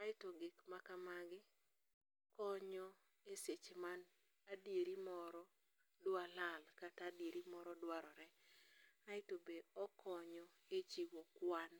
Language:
Luo (Kenya and Tanzania)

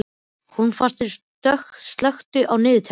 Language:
Icelandic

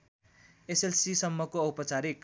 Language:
Nepali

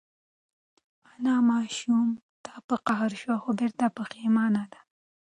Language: Pashto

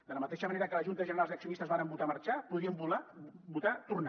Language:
Catalan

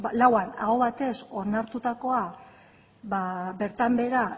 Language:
Basque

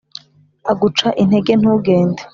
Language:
Kinyarwanda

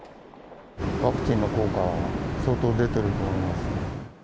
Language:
Japanese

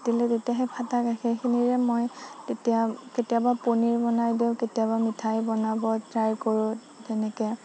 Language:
Assamese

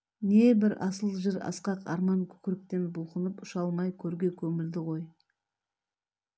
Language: Kazakh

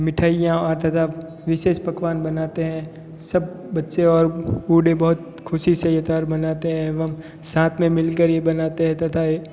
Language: Hindi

